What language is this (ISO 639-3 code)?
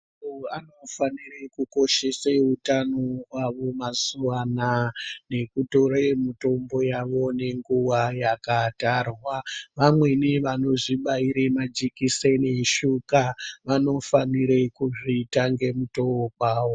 ndc